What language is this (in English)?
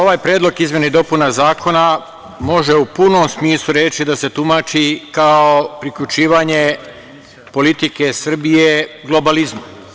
Serbian